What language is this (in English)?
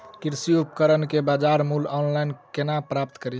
Maithili